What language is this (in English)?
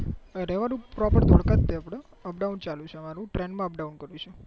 Gujarati